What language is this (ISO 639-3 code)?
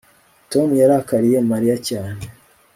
kin